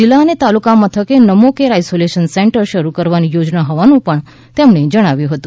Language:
Gujarati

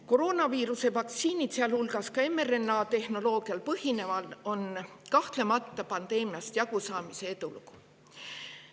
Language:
Estonian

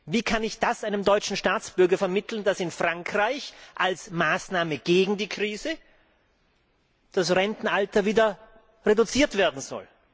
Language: German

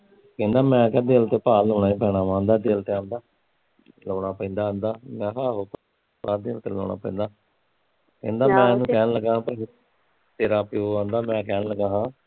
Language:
Punjabi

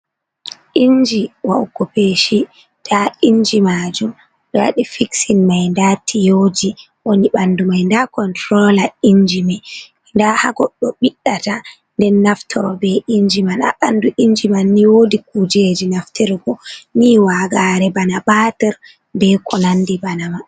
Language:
Fula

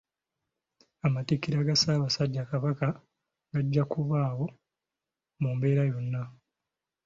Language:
Ganda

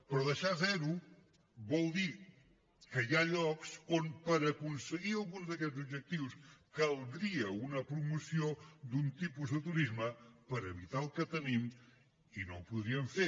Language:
Catalan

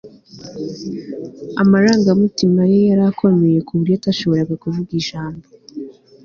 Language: Kinyarwanda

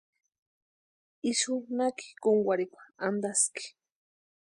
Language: Western Highland Purepecha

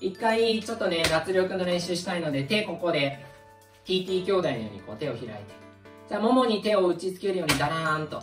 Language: Japanese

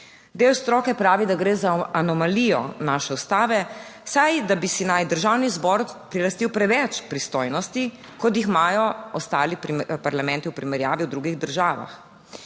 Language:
Slovenian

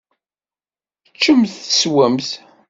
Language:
Kabyle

